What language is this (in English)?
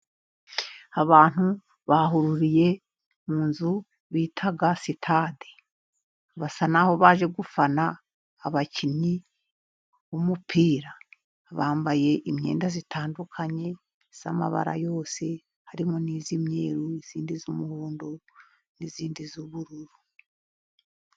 Kinyarwanda